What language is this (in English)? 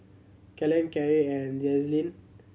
English